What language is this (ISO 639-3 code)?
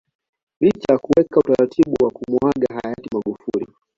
swa